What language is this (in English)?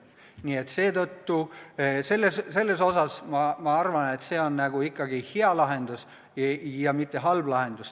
Estonian